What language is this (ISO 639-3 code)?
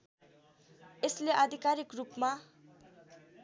nep